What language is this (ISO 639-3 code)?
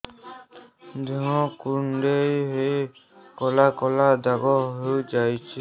ori